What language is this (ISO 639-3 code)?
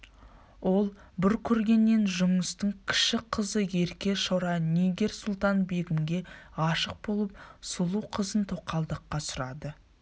kaz